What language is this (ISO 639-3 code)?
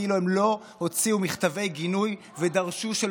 heb